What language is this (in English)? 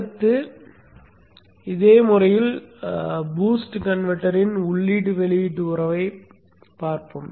Tamil